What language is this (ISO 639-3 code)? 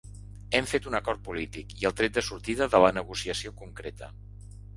cat